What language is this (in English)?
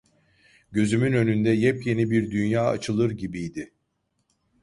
Turkish